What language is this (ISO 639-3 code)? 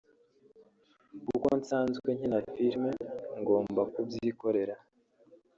kin